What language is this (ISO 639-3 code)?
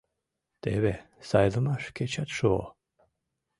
chm